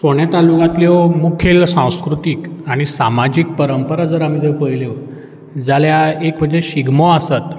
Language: Konkani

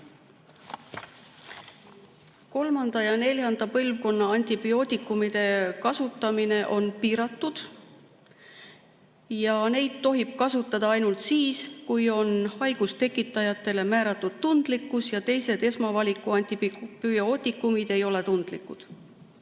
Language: Estonian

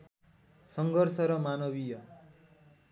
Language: Nepali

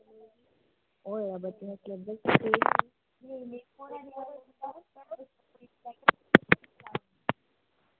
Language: Dogri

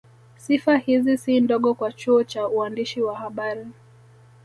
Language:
Swahili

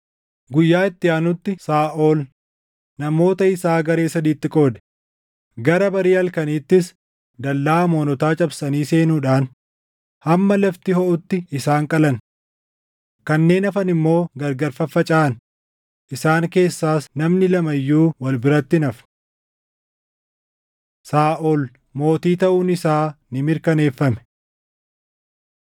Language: Oromo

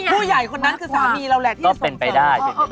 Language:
Thai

